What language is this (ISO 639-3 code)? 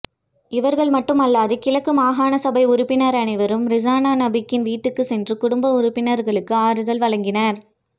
tam